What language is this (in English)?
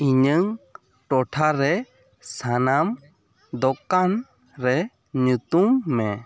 Santali